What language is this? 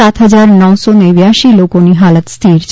Gujarati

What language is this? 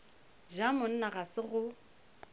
Northern Sotho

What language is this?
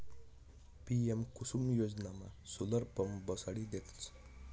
Marathi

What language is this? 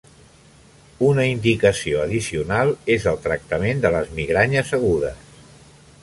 Catalan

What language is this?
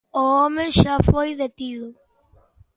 Galician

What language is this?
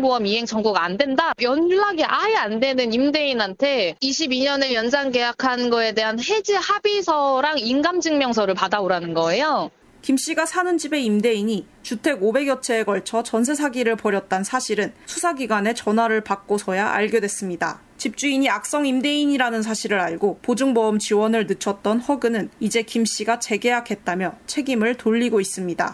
Korean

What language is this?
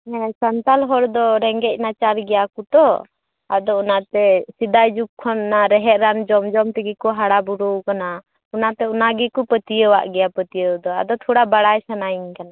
Santali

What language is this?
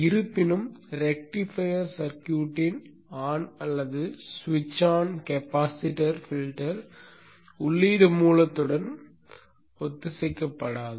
Tamil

